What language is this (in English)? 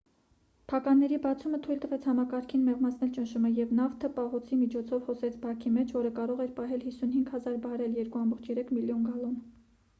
Armenian